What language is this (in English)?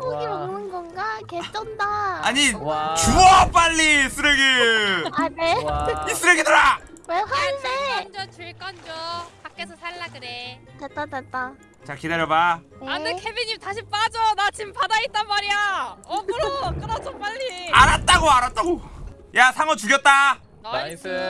Korean